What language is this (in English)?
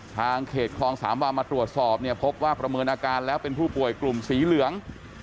Thai